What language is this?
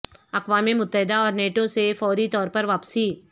Urdu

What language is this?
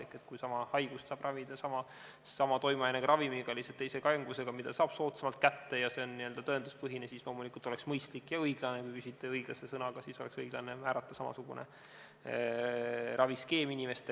Estonian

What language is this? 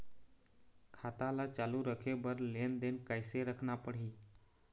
Chhattisgarhi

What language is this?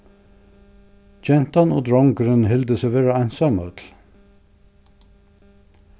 Faroese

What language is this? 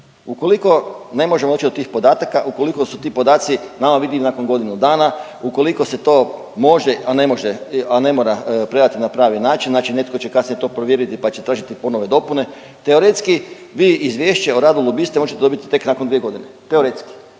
Croatian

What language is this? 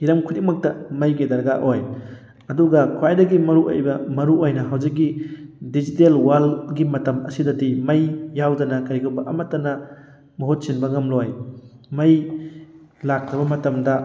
Manipuri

